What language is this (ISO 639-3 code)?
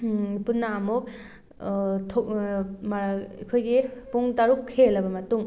mni